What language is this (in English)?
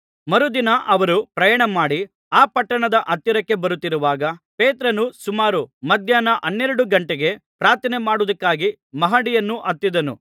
Kannada